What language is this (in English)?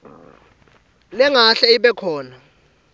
Swati